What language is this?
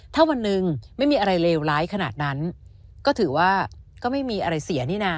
Thai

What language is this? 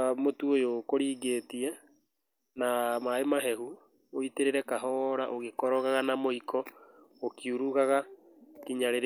Kikuyu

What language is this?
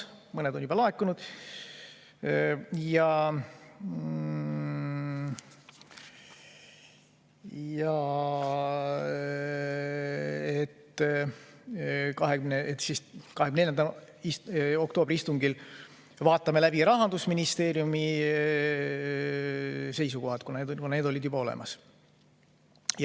Estonian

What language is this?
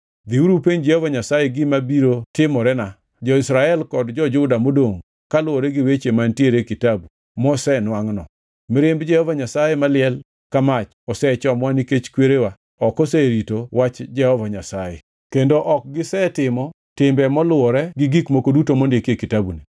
Luo (Kenya and Tanzania)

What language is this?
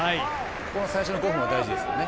Japanese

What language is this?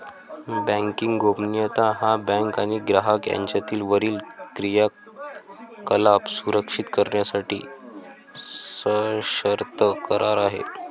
Marathi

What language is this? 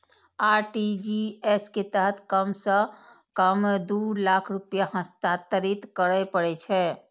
Maithili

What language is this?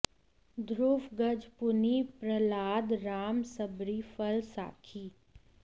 Sanskrit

